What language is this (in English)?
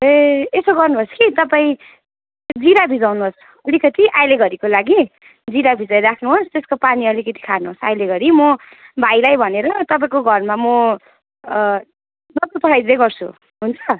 Nepali